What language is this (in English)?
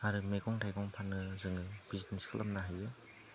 Bodo